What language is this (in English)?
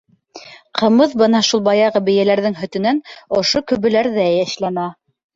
Bashkir